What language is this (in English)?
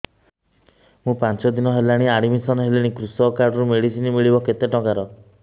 Odia